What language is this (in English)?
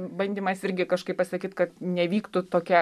Lithuanian